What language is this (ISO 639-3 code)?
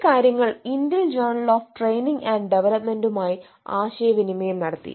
mal